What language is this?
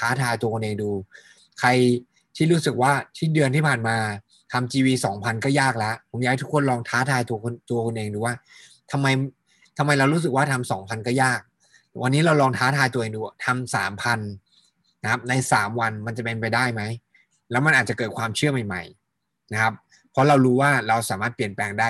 Thai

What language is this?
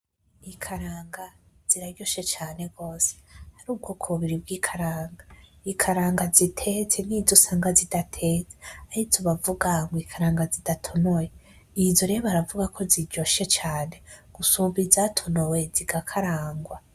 Rundi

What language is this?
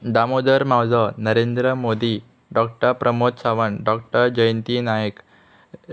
Konkani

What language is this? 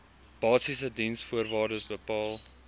Afrikaans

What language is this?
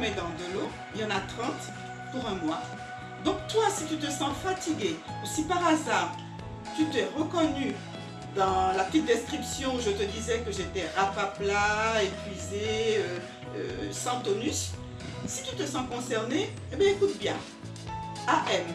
French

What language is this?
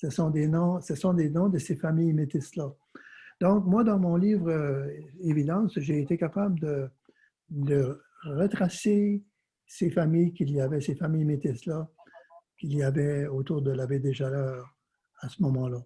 French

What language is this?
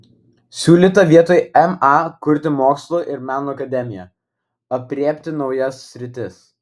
Lithuanian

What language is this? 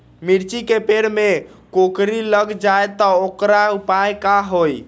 Magahi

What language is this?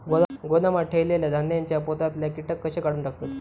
Marathi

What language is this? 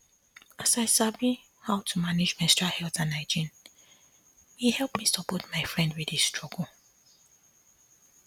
Nigerian Pidgin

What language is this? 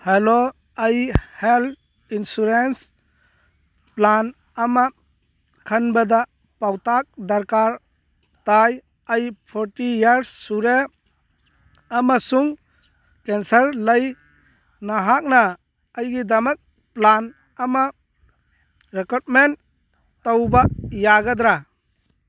Manipuri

